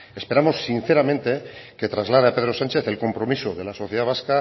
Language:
Spanish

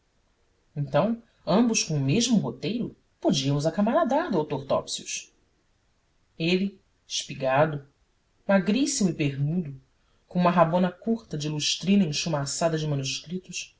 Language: Portuguese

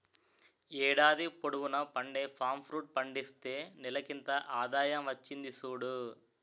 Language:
Telugu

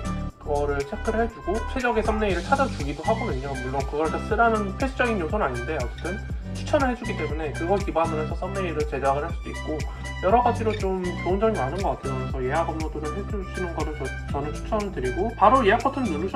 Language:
Korean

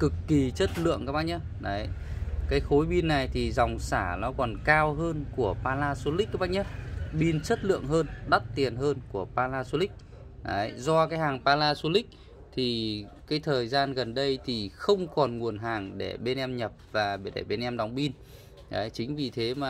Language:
Vietnamese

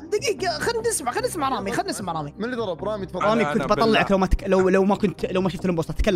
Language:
Arabic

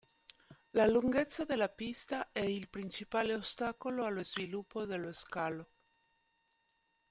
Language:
Italian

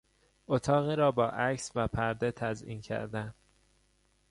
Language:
Persian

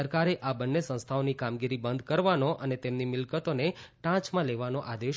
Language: Gujarati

